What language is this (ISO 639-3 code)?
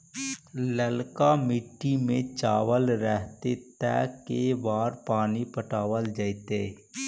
mag